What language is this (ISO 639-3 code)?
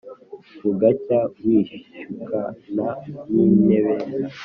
kin